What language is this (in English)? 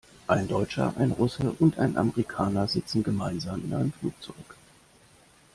German